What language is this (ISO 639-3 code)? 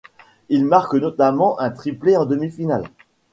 fra